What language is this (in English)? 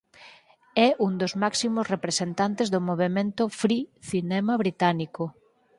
Galician